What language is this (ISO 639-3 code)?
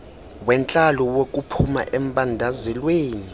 xho